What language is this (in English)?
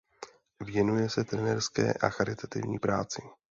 Czech